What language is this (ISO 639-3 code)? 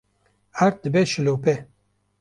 kur